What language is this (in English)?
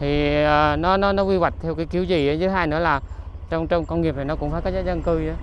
Vietnamese